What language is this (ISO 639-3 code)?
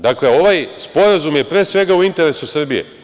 srp